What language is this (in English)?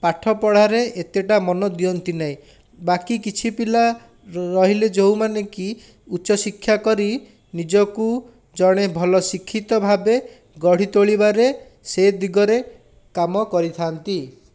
Odia